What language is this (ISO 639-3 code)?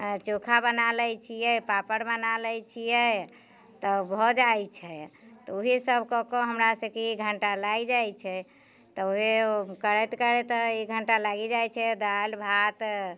mai